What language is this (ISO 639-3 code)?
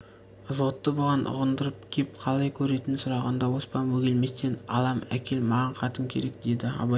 kaz